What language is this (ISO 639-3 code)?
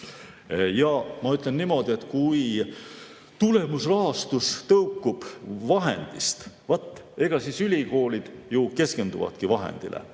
est